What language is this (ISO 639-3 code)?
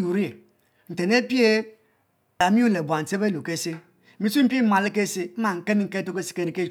mfo